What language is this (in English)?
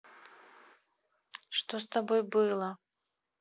Russian